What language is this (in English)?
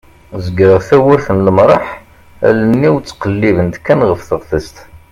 Kabyle